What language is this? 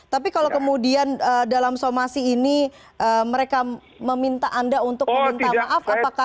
Indonesian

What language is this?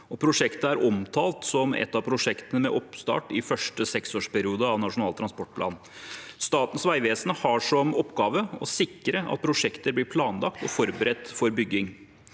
Norwegian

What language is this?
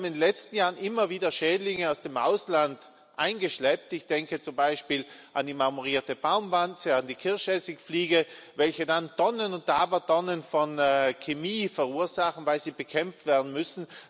German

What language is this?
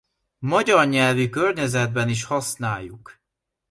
Hungarian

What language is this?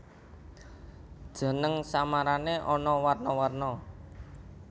Javanese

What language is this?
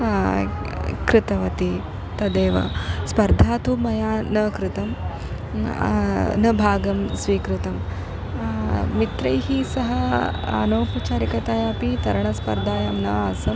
Sanskrit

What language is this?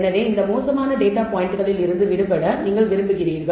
Tamil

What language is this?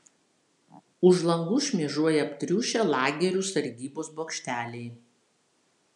Lithuanian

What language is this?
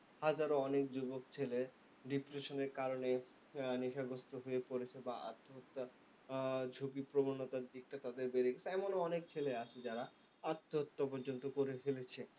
Bangla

